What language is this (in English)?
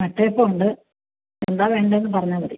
Malayalam